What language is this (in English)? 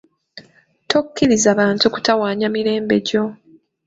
Ganda